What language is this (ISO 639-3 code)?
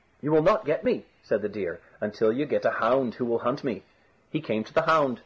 eng